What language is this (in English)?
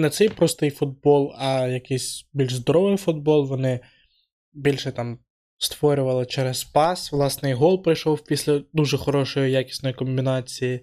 Ukrainian